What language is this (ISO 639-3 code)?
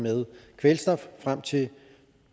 dan